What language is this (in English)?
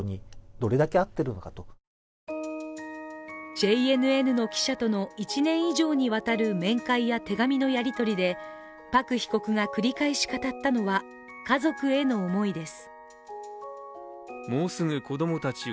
Japanese